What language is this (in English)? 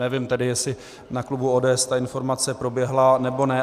Czech